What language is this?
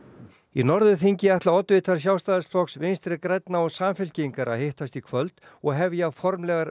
Icelandic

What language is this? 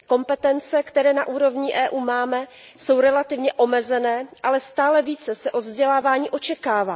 Czech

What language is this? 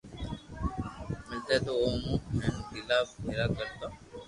Loarki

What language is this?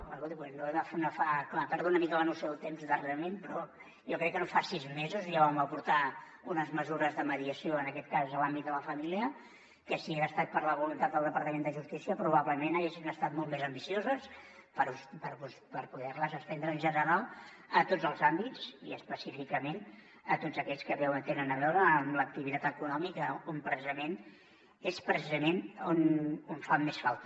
Catalan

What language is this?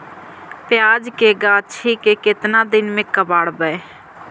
Magahi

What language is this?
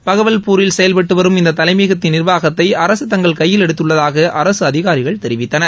Tamil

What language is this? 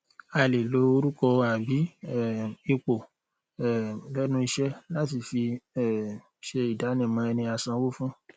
Yoruba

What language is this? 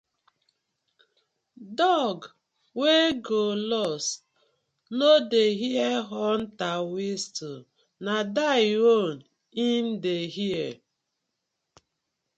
Nigerian Pidgin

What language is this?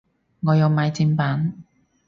Cantonese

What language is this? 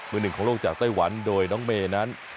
Thai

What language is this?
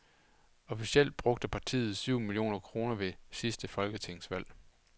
Danish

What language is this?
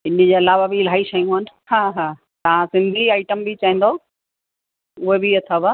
Sindhi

